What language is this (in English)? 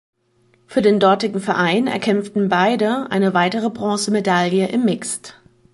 German